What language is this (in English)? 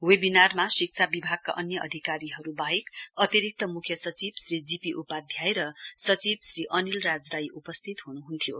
Nepali